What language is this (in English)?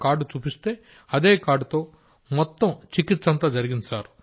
Telugu